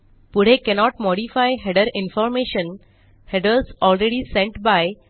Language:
Marathi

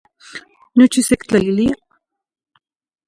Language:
Zacatlán-Ahuacatlán-Tepetzintla Nahuatl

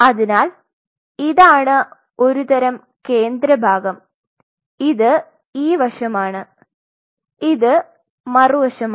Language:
Malayalam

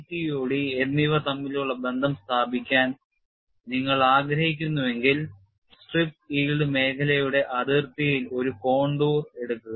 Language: Malayalam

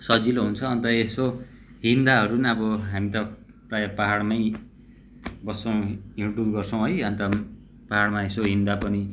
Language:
Nepali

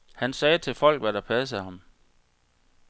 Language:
Danish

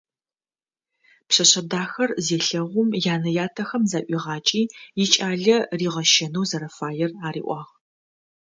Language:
Adyghe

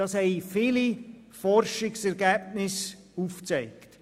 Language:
Swiss German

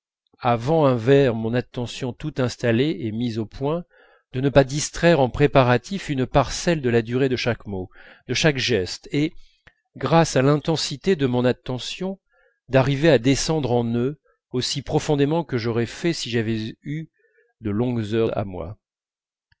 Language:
French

